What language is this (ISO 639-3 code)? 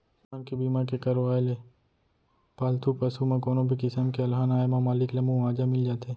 hne